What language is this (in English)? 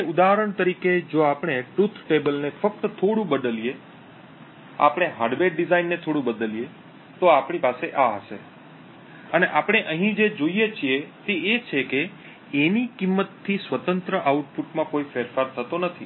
Gujarati